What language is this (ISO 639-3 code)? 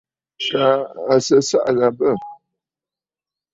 bfd